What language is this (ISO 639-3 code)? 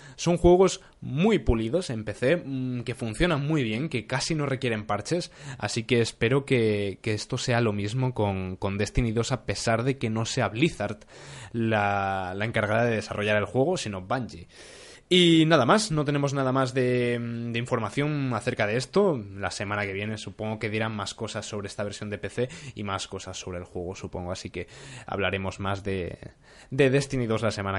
spa